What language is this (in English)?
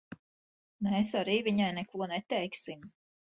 Latvian